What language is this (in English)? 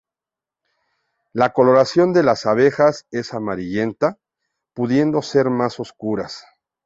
Spanish